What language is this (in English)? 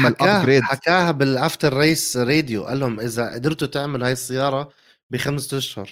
Arabic